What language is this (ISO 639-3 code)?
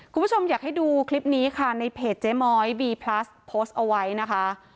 tha